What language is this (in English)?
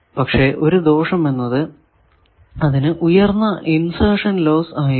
Malayalam